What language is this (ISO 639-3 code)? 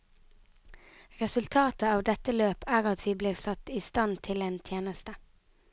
nor